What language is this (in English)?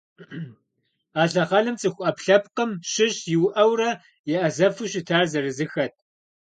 Kabardian